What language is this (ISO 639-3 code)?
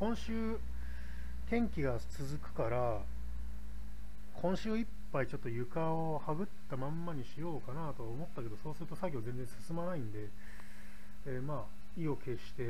jpn